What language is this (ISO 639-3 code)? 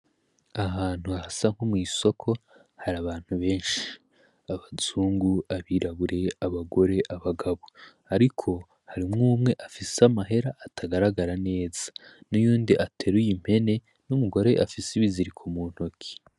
run